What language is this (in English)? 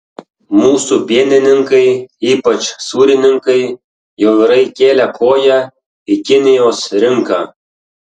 Lithuanian